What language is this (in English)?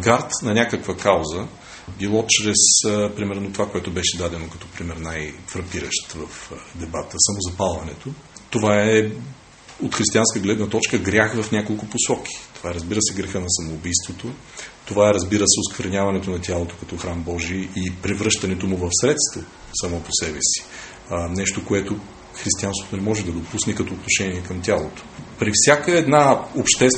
Bulgarian